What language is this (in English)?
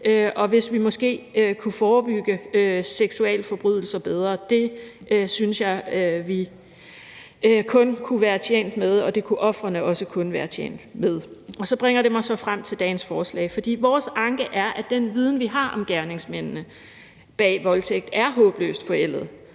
Danish